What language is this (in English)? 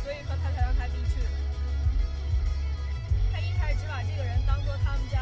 Chinese